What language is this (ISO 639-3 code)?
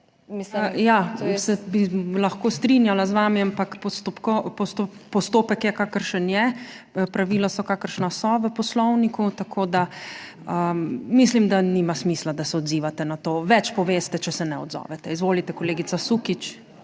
slv